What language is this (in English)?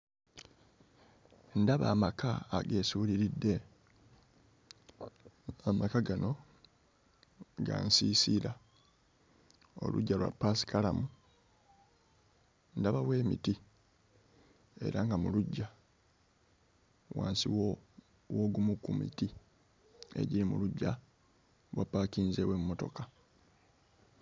Ganda